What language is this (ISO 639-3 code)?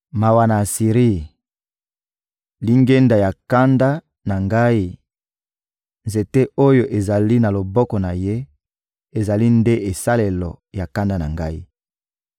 lin